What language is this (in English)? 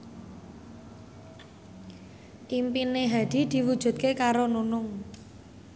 Javanese